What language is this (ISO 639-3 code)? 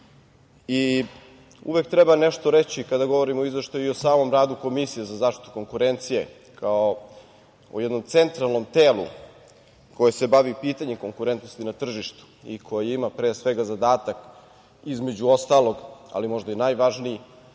srp